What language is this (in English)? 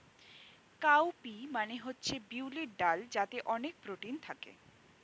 Bangla